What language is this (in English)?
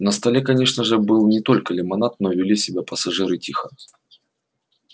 Russian